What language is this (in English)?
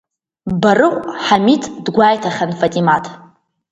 Abkhazian